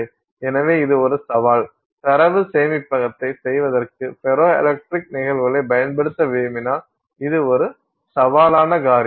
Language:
Tamil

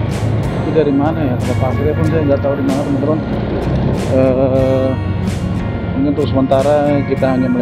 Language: Indonesian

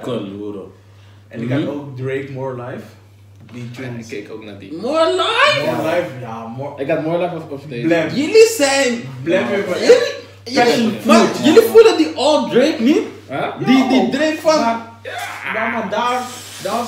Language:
Dutch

